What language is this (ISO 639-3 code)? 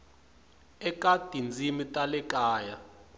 tso